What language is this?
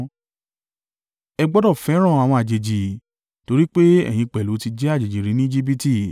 Yoruba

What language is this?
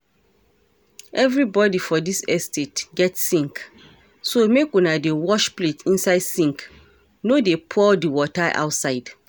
Nigerian Pidgin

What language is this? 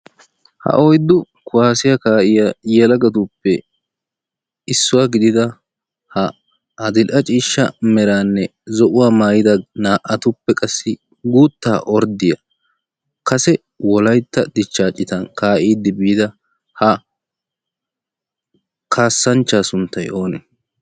Wolaytta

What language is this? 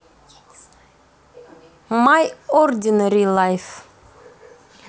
Russian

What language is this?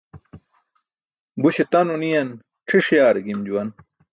Burushaski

